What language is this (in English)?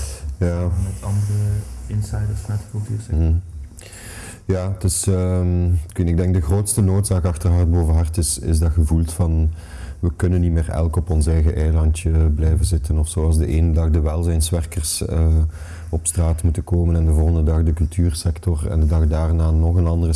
Dutch